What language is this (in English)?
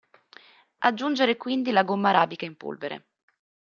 Italian